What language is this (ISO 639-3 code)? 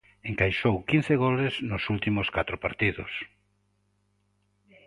glg